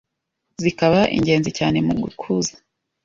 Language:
Kinyarwanda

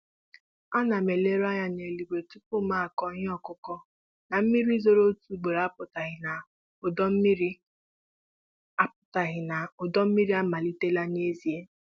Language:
Igbo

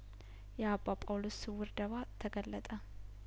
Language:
Amharic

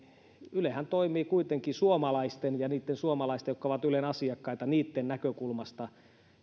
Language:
Finnish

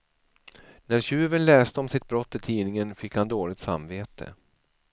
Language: Swedish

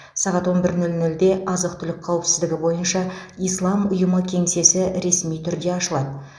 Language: Kazakh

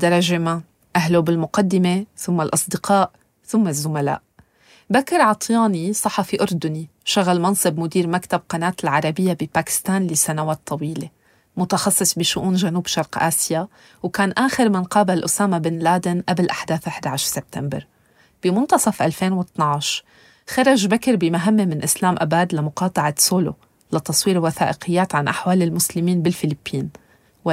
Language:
Arabic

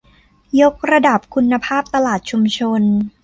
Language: Thai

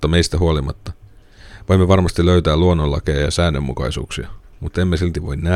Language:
Finnish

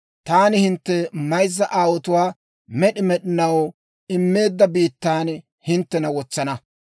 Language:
Dawro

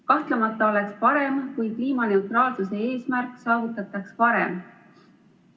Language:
Estonian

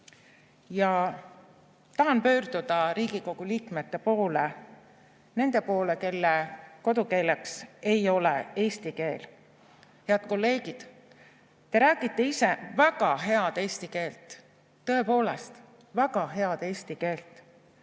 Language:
Estonian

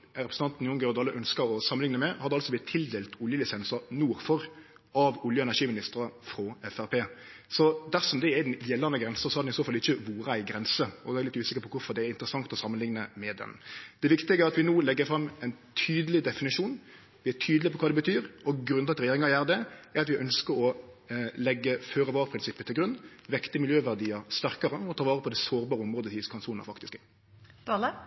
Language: Norwegian Nynorsk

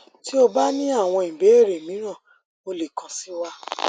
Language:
Yoruba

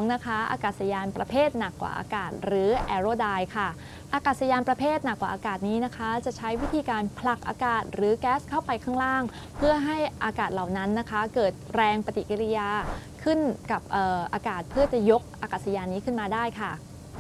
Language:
Thai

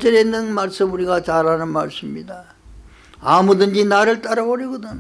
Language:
Korean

